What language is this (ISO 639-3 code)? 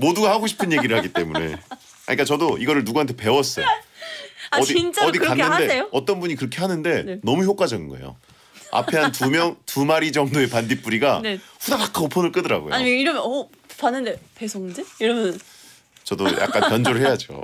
kor